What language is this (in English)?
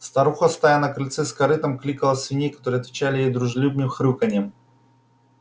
Russian